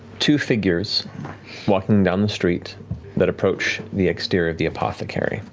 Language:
English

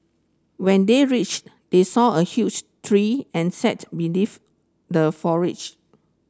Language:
English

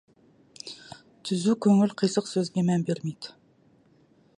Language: Kazakh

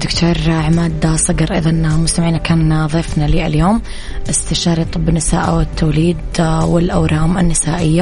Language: Arabic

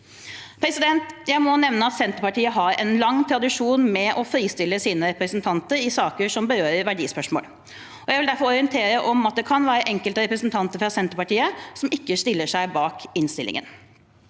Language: Norwegian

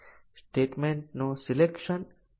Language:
Gujarati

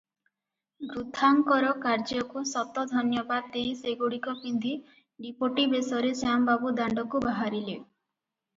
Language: Odia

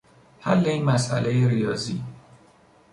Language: Persian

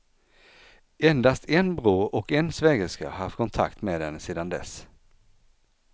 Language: Swedish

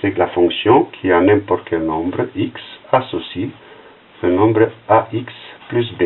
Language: French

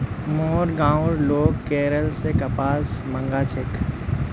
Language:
Magahi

